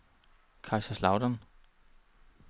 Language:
Danish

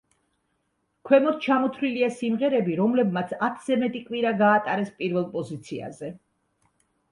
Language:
Georgian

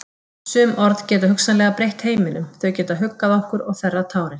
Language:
Icelandic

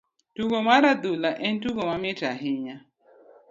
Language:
Luo (Kenya and Tanzania)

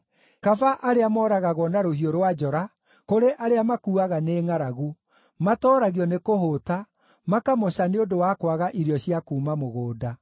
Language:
Kikuyu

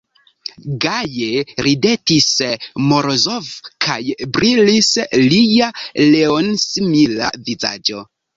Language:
Esperanto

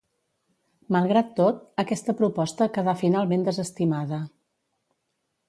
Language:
Catalan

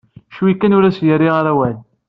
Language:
Kabyle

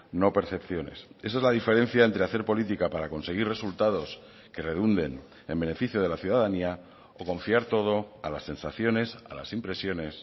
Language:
Spanish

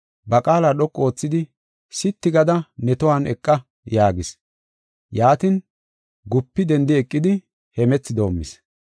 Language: Gofa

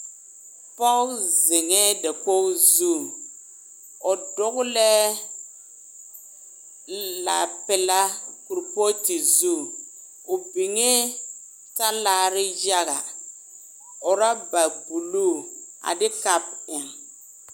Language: Southern Dagaare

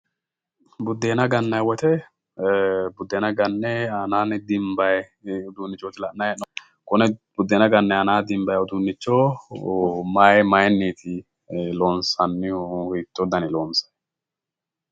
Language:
Sidamo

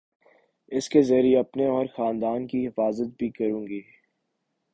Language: Urdu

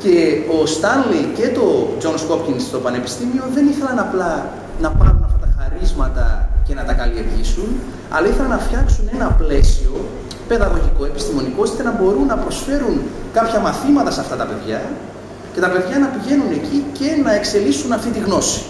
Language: Greek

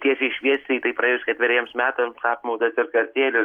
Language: Lithuanian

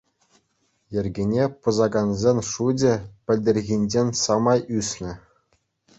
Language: Chuvash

